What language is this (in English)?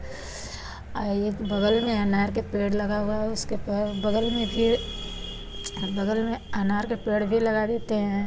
Hindi